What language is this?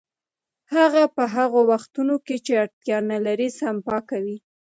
Pashto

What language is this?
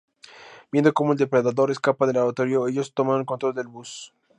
Spanish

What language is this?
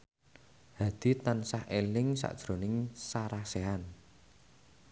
Javanese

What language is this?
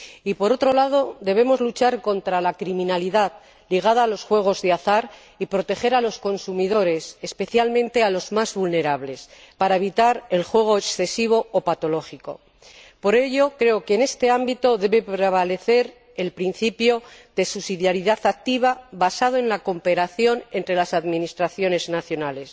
Spanish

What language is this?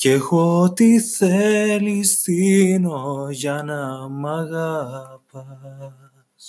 Greek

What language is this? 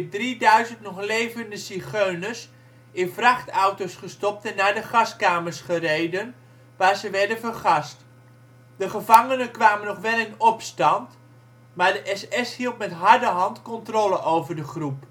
Dutch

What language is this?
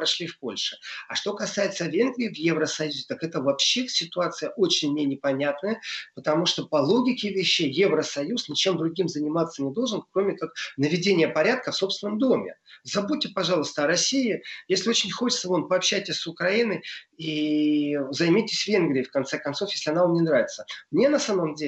Russian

